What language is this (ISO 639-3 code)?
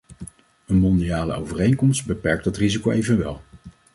nld